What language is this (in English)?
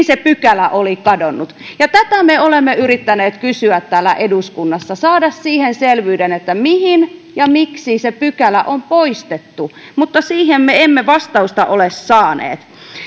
Finnish